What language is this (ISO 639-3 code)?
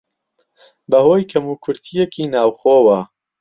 ckb